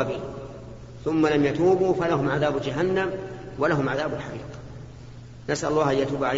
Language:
Arabic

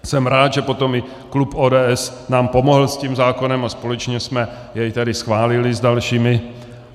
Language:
Czech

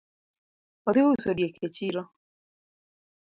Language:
Luo (Kenya and Tanzania)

